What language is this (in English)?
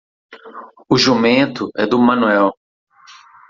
Portuguese